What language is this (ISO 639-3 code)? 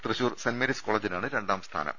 mal